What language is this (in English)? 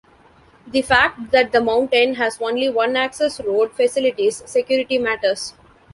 English